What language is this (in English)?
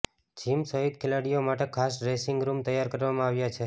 Gujarati